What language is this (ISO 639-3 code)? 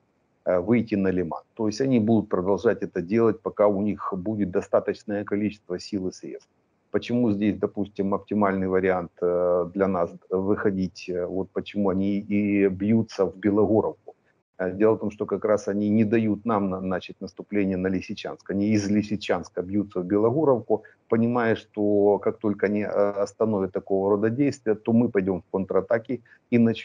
rus